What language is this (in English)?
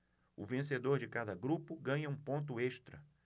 Portuguese